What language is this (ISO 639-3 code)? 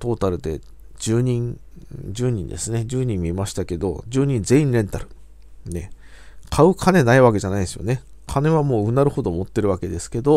jpn